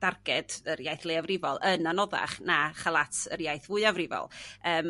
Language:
Welsh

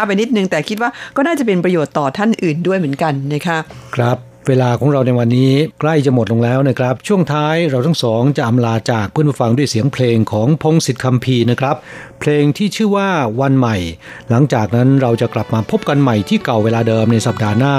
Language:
Thai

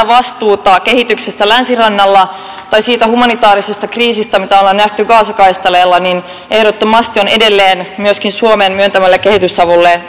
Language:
Finnish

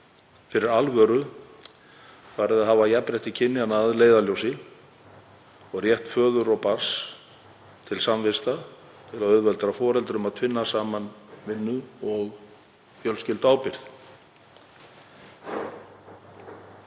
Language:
Icelandic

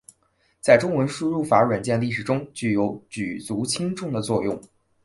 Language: Chinese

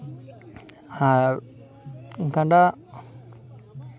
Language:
Santali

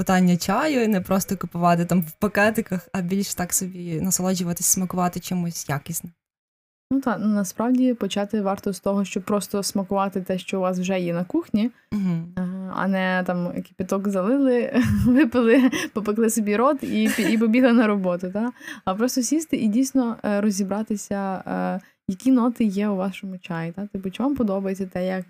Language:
Ukrainian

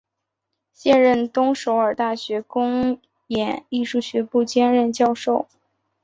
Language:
Chinese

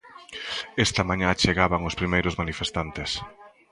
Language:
Galician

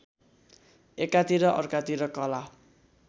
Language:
Nepali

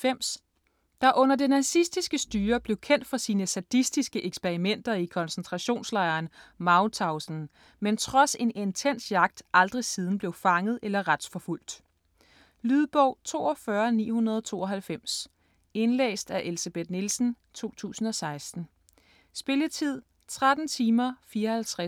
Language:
Danish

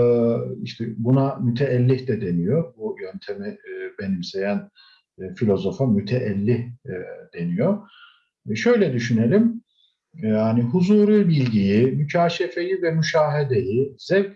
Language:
Turkish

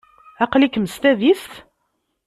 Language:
Kabyle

